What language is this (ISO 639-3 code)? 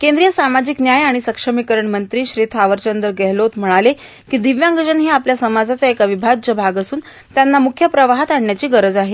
mar